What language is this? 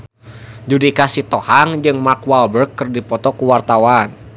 Sundanese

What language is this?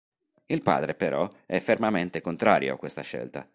Italian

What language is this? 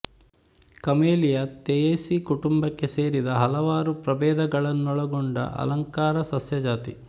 Kannada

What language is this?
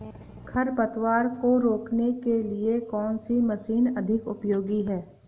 Hindi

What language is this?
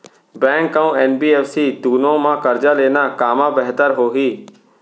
Chhattisgarhi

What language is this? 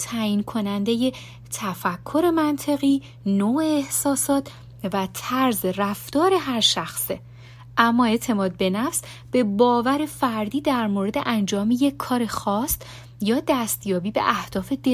Persian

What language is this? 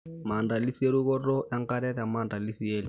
Masai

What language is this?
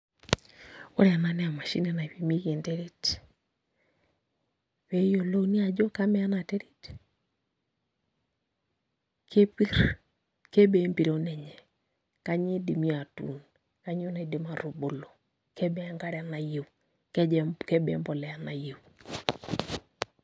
Masai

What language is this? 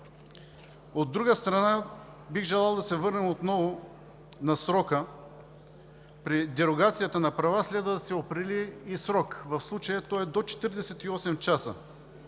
Bulgarian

